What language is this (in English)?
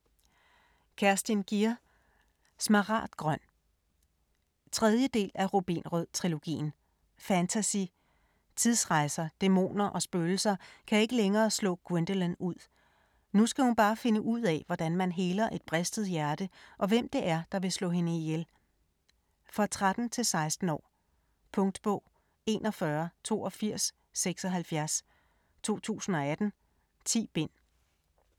Danish